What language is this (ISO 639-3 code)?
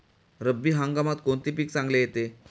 mar